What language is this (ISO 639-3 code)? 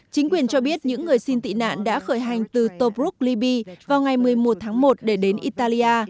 vie